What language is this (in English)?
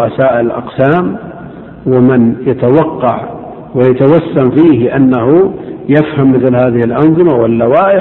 Arabic